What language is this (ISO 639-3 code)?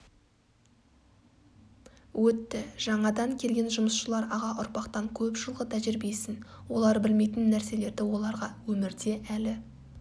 kaz